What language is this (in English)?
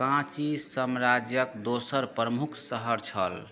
Maithili